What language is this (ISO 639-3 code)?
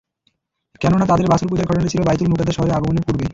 ben